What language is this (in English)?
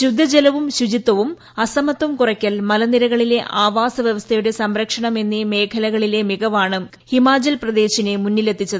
Malayalam